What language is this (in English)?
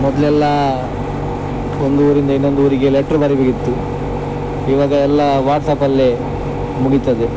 Kannada